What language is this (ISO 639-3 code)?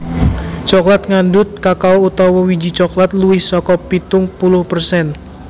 jav